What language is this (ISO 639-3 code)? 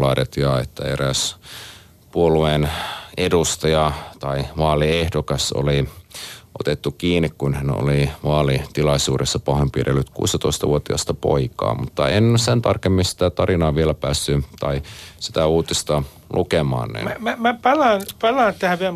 fin